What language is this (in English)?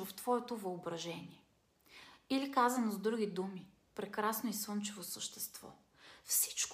Bulgarian